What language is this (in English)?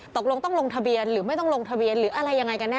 Thai